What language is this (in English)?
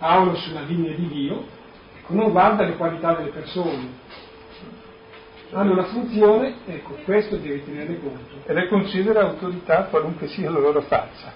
Italian